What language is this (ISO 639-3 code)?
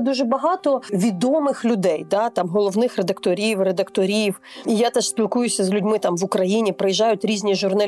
ukr